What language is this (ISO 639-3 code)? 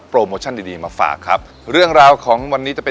tha